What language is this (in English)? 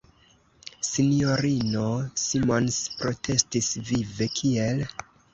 Esperanto